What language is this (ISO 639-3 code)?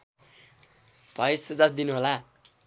nep